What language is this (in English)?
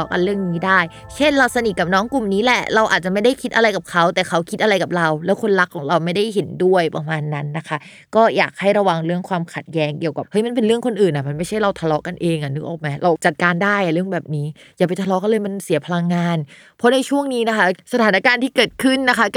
Thai